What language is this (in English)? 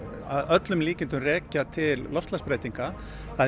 Icelandic